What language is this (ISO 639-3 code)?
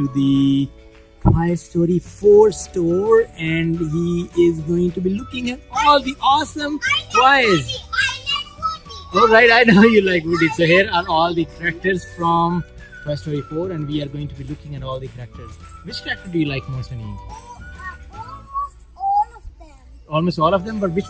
eng